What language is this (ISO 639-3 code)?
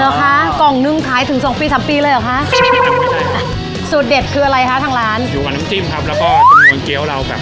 tha